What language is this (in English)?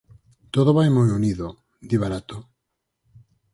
Galician